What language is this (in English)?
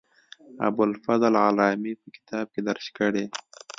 Pashto